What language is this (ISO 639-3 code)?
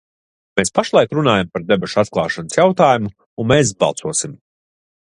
lav